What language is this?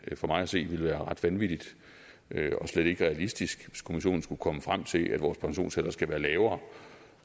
Danish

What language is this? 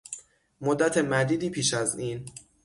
Persian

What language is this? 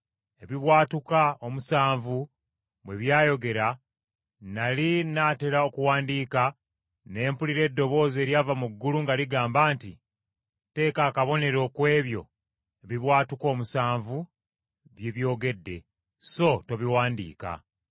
Ganda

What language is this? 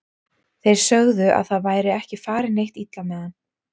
Icelandic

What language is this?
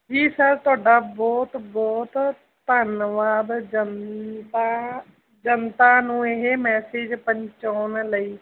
Punjabi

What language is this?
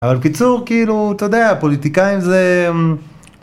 Hebrew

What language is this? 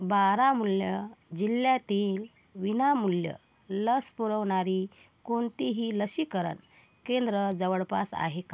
Marathi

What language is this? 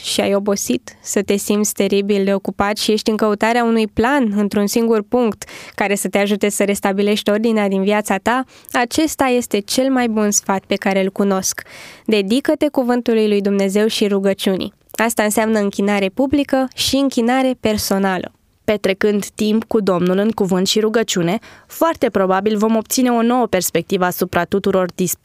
Romanian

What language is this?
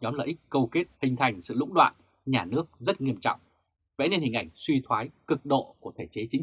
Vietnamese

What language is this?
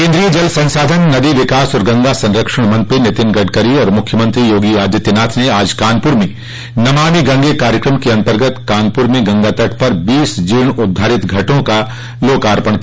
Hindi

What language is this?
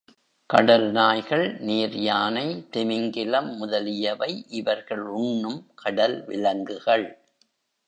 Tamil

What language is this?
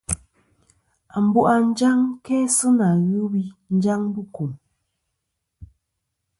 Kom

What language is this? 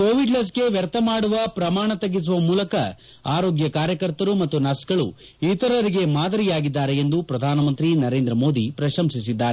Kannada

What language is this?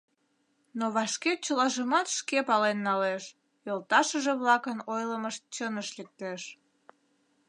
Mari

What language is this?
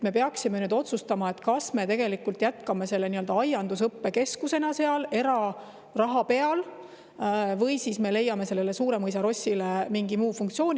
Estonian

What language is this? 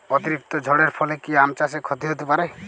Bangla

